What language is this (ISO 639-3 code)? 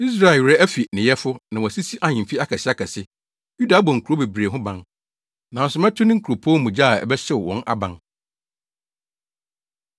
aka